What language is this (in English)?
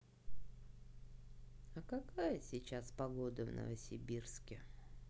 Russian